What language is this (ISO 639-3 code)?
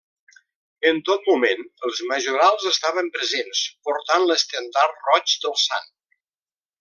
cat